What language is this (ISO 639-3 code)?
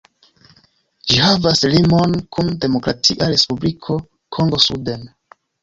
epo